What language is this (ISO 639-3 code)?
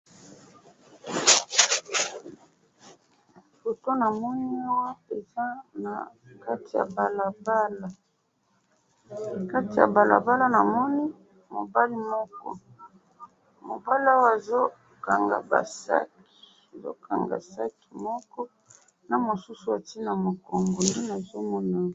lin